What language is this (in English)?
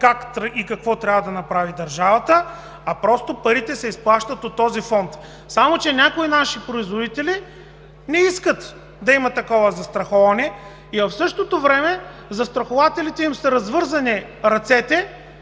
Bulgarian